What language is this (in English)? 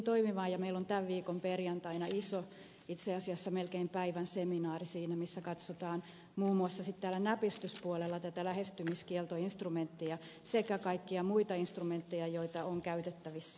Finnish